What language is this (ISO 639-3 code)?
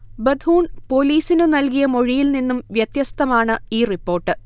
mal